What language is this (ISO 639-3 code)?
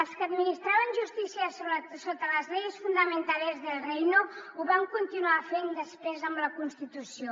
cat